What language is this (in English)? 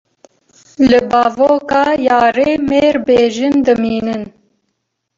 Kurdish